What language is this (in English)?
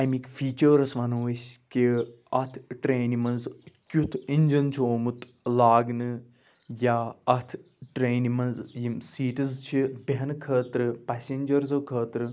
Kashmiri